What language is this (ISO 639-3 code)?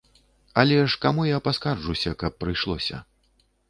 bel